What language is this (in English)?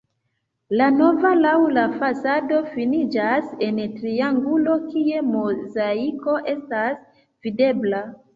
Esperanto